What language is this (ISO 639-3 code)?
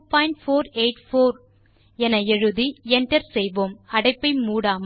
tam